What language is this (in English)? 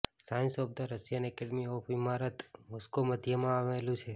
Gujarati